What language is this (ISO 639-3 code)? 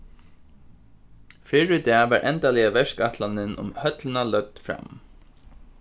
fao